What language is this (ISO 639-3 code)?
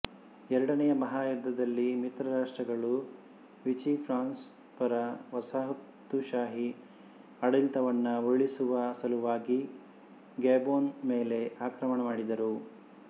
kan